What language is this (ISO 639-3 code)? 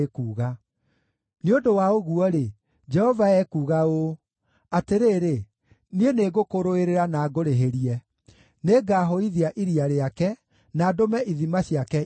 kik